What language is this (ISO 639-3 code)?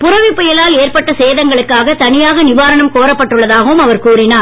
tam